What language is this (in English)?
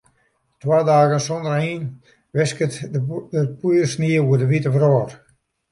Western Frisian